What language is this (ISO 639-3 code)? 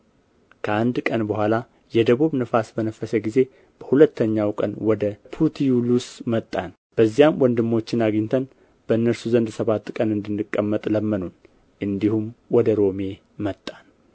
amh